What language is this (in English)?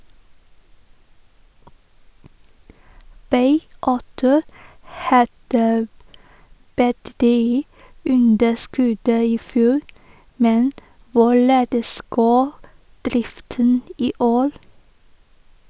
Norwegian